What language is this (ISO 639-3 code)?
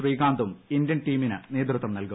mal